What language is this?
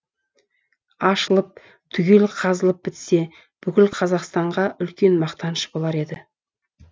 Kazakh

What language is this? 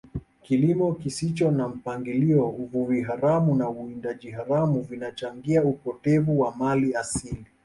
Swahili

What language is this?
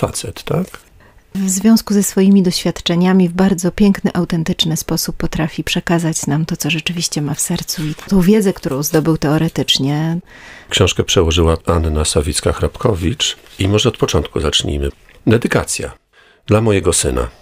Polish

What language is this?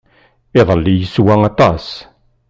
Kabyle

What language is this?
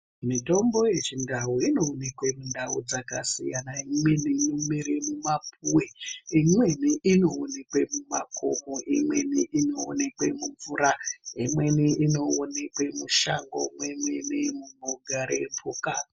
Ndau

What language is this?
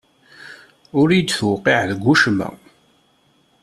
Kabyle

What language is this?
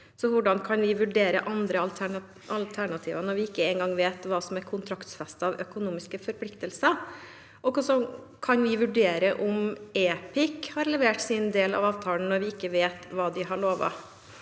Norwegian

